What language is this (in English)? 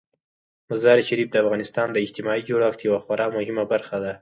Pashto